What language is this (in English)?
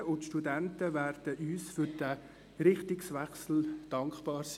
Swiss German